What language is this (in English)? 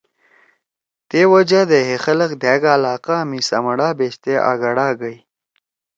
Torwali